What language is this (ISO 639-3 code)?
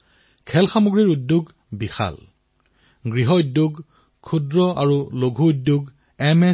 asm